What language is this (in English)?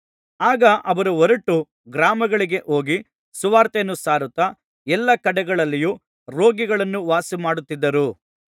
Kannada